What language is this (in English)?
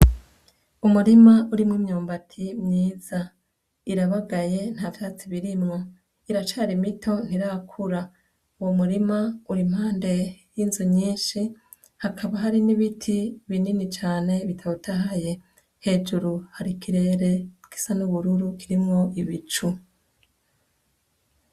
Rundi